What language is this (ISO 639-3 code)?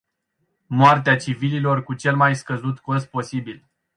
ron